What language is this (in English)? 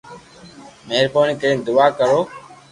Loarki